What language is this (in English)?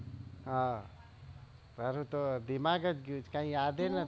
Gujarati